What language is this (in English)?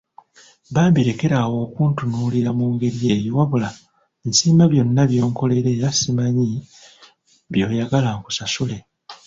Ganda